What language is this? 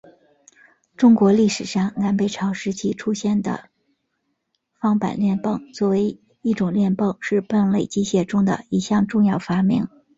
Chinese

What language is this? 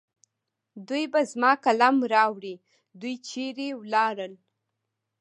Pashto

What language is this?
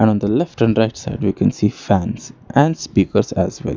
English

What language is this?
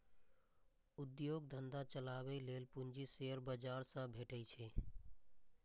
Maithili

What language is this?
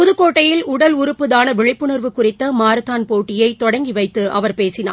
Tamil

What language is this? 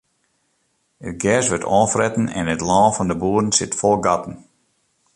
Western Frisian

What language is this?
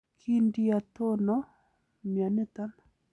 Kalenjin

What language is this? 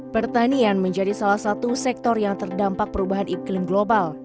Indonesian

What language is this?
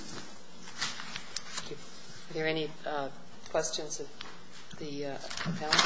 English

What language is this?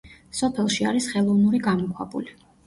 Georgian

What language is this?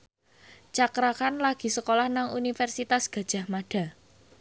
Javanese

